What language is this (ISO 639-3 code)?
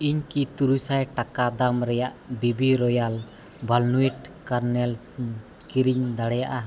sat